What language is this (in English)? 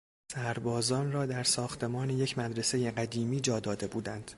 Persian